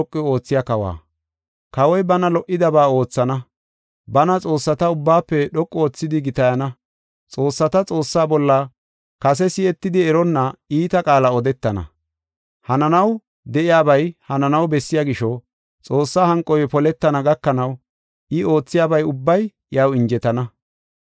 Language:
Gofa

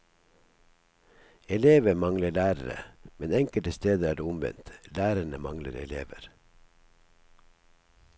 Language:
Norwegian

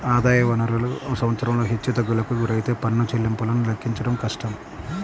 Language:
Telugu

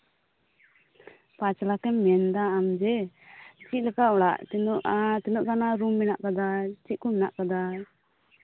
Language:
Santali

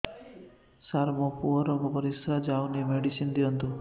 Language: Odia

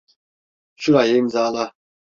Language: Turkish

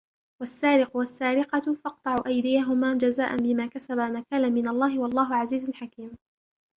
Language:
Arabic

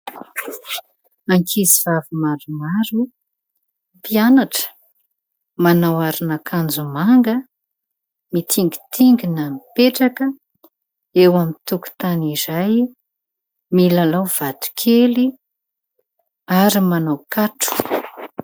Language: Malagasy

